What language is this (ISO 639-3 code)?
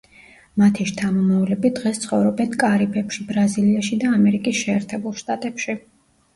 kat